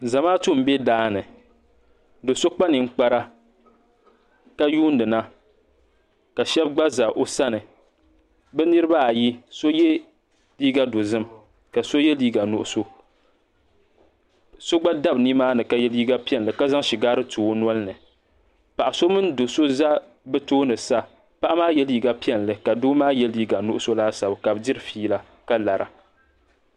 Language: Dagbani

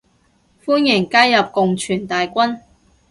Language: Cantonese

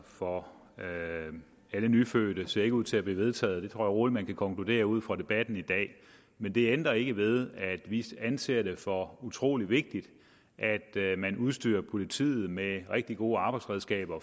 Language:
Danish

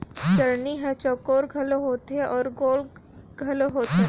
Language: Chhattisgarhi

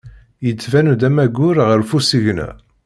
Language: Kabyle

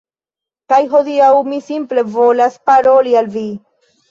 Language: Esperanto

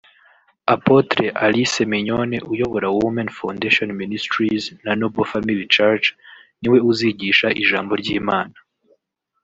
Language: Kinyarwanda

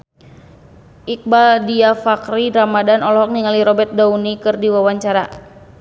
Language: Sundanese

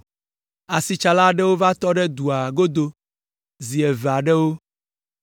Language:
Ewe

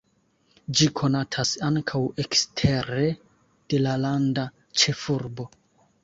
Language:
Esperanto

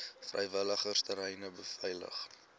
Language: Afrikaans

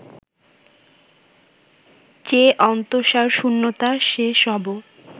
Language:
Bangla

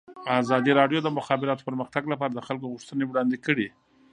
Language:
Pashto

